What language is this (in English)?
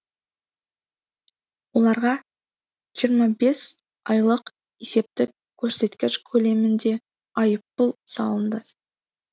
Kazakh